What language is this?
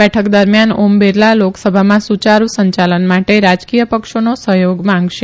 Gujarati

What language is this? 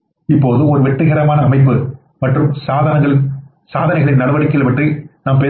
Tamil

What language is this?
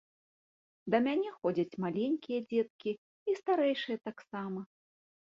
Belarusian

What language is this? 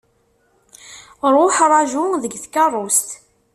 Kabyle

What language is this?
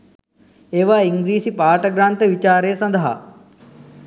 Sinhala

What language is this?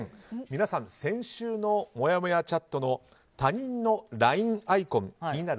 Japanese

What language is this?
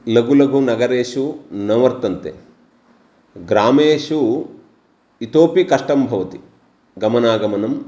Sanskrit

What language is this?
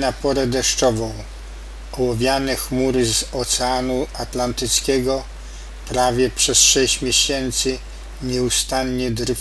Polish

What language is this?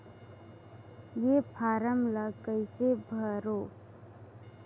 Chhattisgarhi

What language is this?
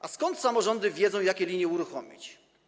Polish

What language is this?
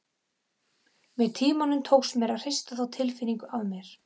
Icelandic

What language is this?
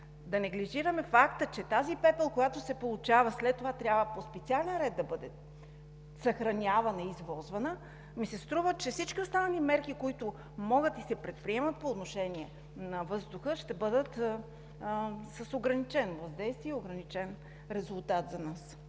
Bulgarian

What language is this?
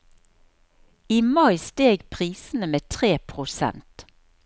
Norwegian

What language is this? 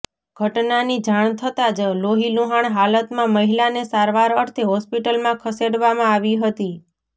Gujarati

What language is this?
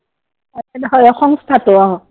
Assamese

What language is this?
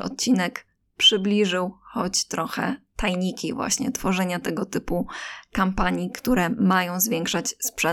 Polish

